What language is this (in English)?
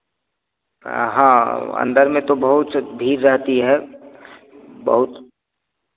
Hindi